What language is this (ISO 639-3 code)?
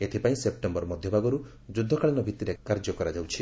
ori